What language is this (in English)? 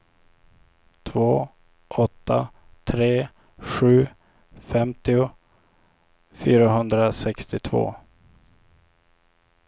Swedish